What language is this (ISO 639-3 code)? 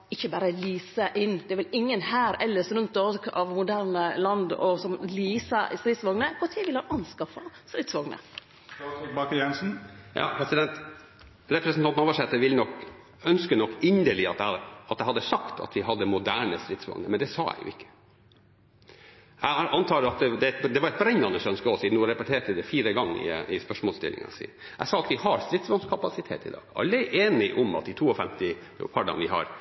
nor